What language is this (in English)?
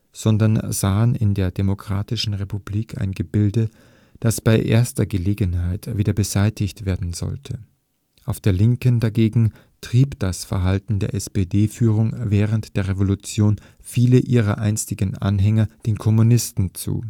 German